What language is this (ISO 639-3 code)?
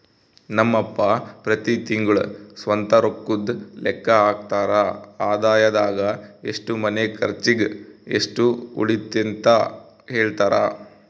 kan